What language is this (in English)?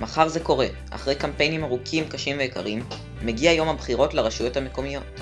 Hebrew